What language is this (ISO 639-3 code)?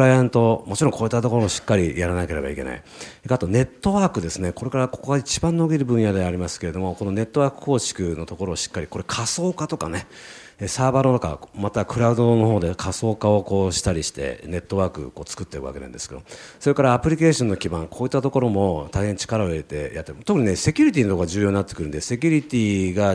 jpn